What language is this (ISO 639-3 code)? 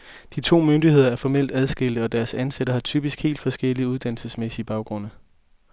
dan